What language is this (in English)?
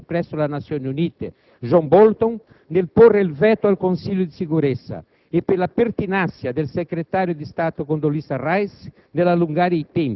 Italian